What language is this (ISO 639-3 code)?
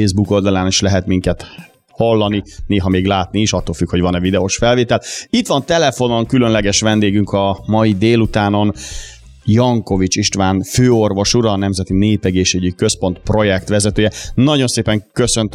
hun